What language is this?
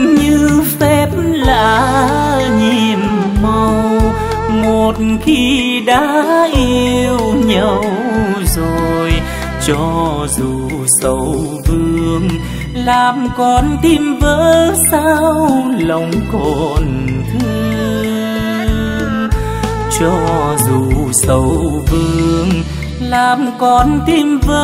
Vietnamese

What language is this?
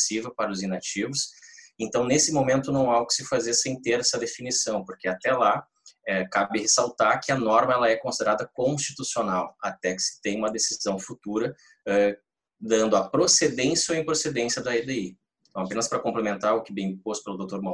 Portuguese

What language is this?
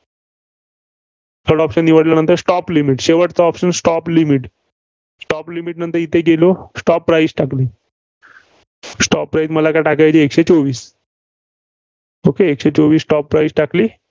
Marathi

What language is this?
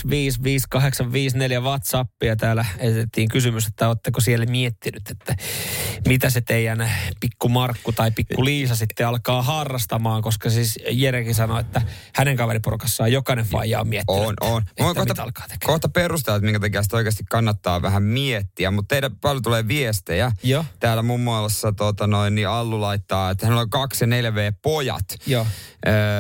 Finnish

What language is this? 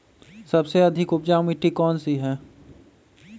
Magahi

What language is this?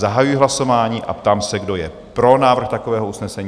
Czech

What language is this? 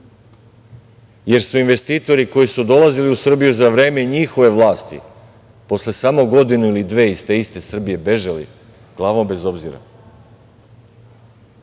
Serbian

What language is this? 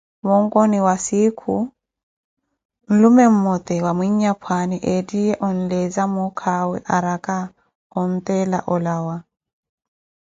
Koti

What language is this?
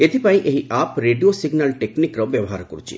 Odia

